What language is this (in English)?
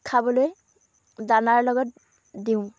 Assamese